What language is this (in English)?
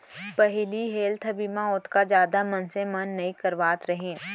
Chhattisgarhi